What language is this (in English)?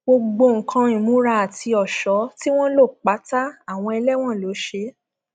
Yoruba